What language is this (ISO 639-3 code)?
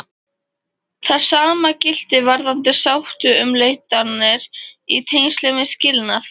isl